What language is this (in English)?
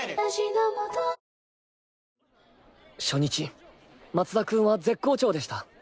Japanese